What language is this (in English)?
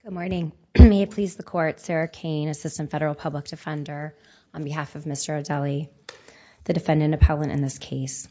English